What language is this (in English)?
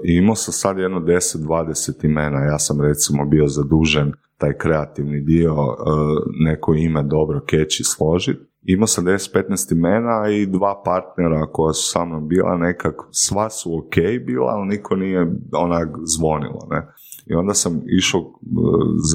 Croatian